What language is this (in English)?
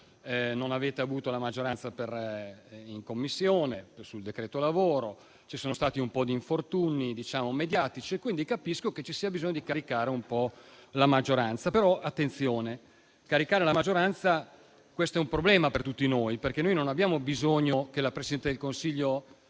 Italian